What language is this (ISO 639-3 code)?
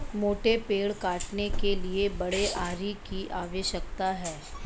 hin